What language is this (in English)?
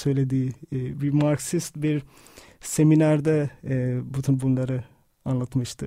Turkish